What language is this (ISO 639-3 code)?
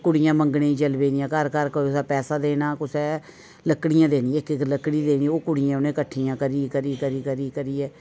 doi